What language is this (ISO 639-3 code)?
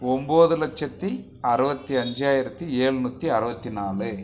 tam